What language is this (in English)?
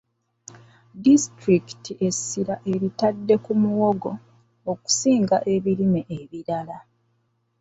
Ganda